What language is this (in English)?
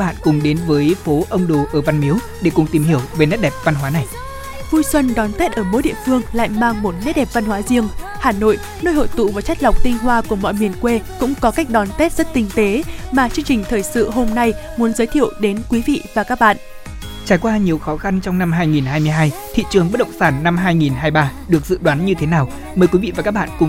Vietnamese